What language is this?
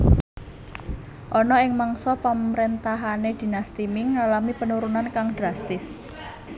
Javanese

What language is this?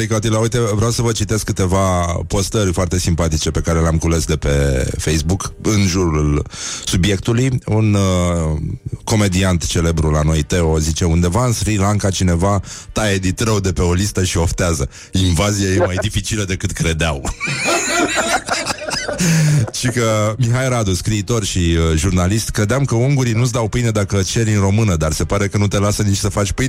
Romanian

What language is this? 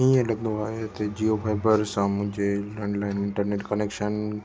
Sindhi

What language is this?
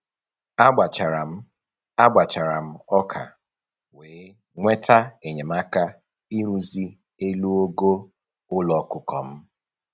Igbo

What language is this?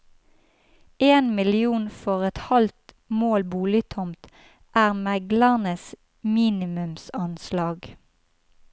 Norwegian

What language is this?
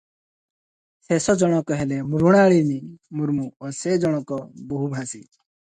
Odia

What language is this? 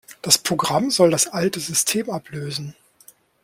German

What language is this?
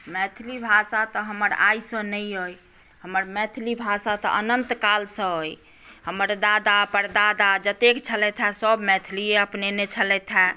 Maithili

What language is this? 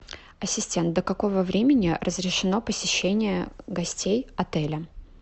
Russian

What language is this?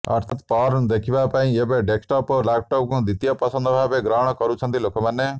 Odia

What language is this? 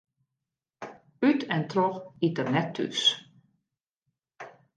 Western Frisian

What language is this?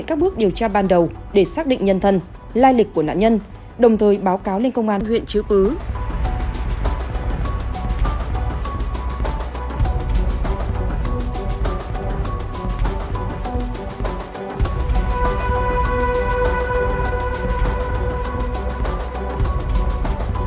Vietnamese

